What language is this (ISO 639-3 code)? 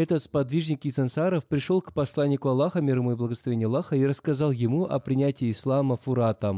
rus